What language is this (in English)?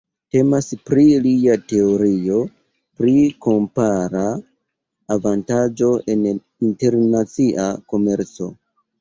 Esperanto